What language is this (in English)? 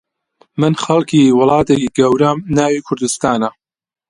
Central Kurdish